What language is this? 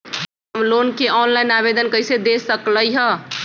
Magahi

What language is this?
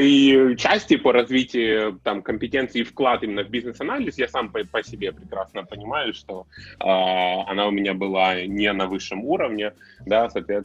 Russian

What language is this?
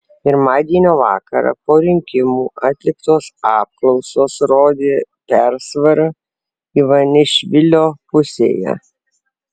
Lithuanian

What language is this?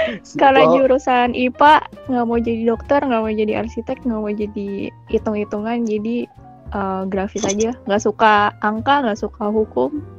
Indonesian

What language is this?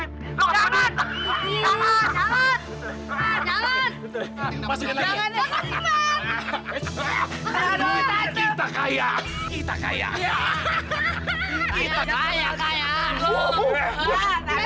Indonesian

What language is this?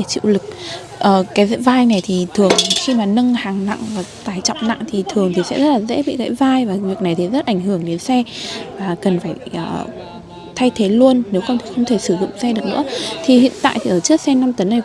Vietnamese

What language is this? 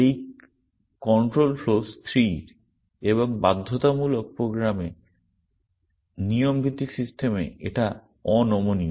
Bangla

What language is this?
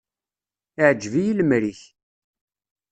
Kabyle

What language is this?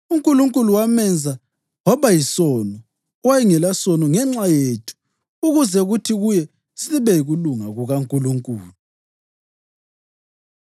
North Ndebele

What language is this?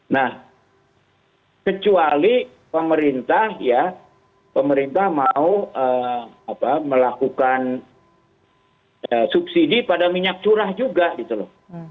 Indonesian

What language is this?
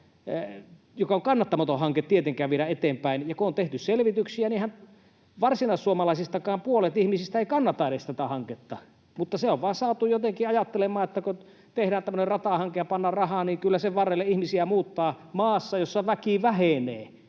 Finnish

